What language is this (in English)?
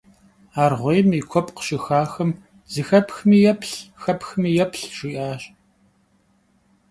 Kabardian